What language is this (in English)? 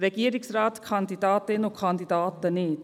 Swiss German